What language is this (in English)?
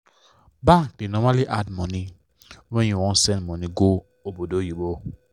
Nigerian Pidgin